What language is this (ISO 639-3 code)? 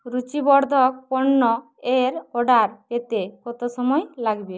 ben